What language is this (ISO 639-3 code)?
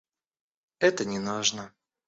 rus